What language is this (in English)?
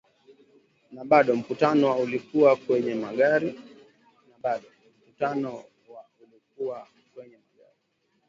Swahili